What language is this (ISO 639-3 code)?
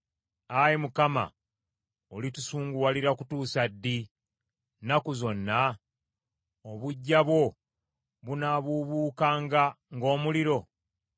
lug